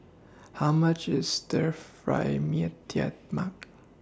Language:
English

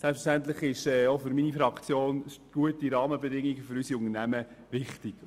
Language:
Swiss German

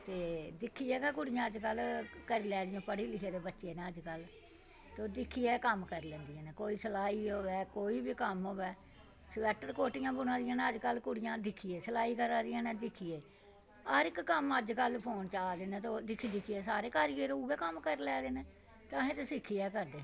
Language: Dogri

